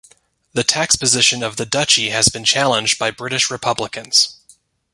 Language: English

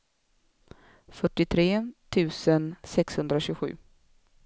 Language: Swedish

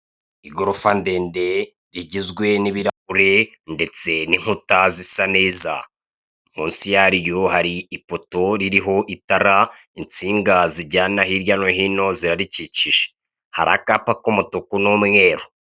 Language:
Kinyarwanda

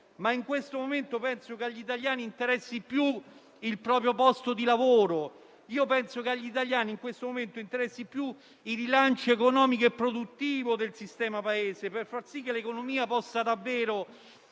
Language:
Italian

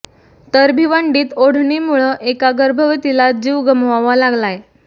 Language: Marathi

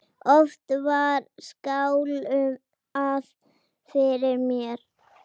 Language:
Icelandic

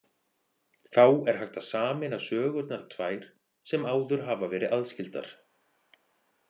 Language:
Icelandic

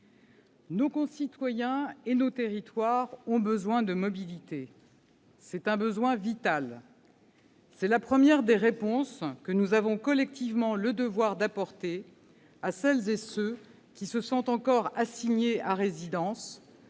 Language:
French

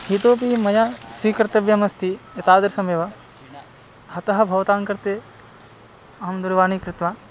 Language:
Sanskrit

